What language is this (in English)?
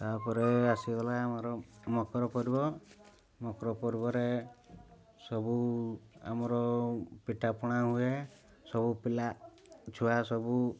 Odia